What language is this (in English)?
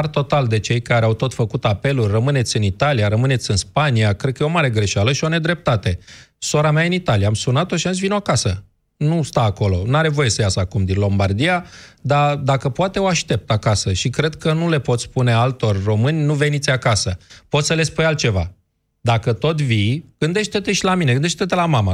Romanian